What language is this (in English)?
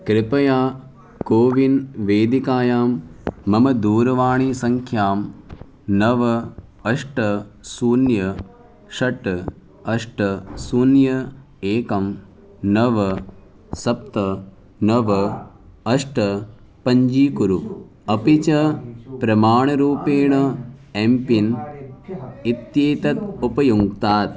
Sanskrit